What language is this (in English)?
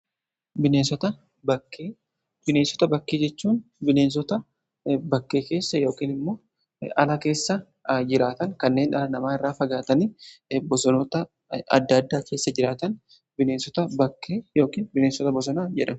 Oromo